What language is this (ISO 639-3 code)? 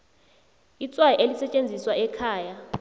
nbl